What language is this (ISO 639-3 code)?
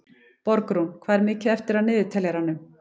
isl